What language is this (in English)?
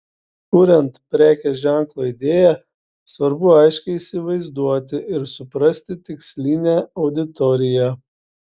Lithuanian